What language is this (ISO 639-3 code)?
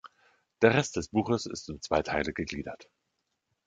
deu